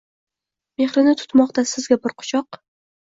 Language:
Uzbek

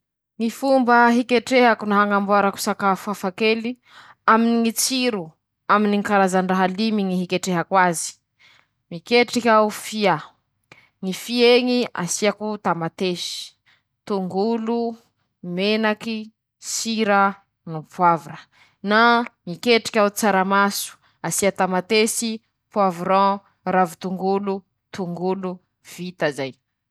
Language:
Masikoro Malagasy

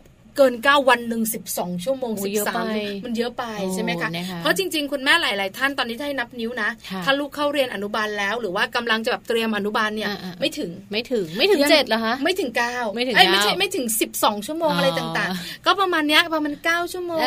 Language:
Thai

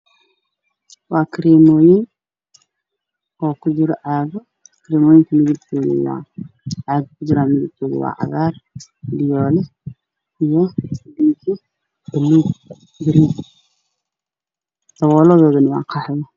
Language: Somali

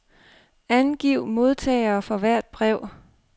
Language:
Danish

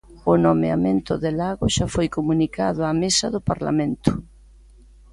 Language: Galician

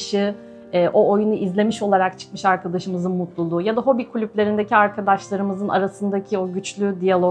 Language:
Turkish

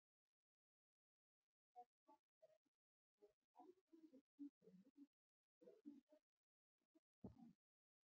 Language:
Icelandic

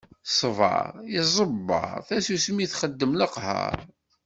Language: Kabyle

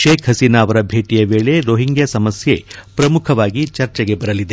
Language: Kannada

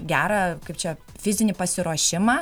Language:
Lithuanian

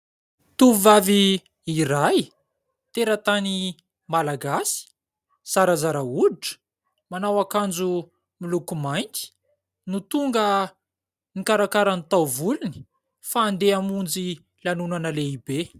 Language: Malagasy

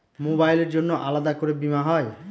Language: Bangla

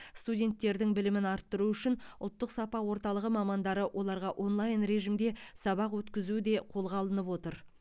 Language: Kazakh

